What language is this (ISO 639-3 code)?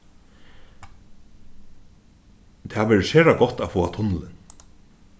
fao